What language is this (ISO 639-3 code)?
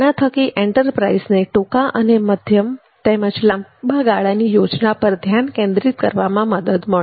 guj